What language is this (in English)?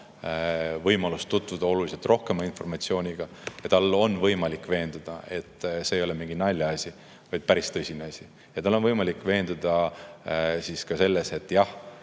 Estonian